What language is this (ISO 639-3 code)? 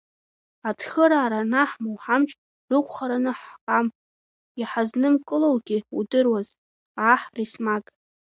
abk